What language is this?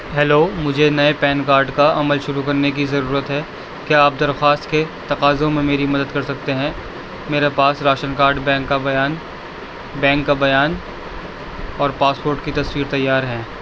Urdu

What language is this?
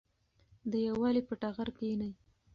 Pashto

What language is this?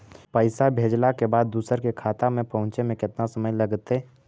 Magahi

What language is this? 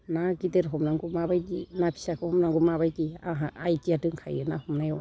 Bodo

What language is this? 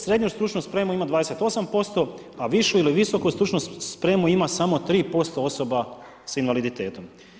Croatian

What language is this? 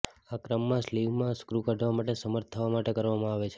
Gujarati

